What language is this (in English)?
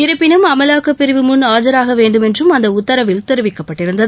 Tamil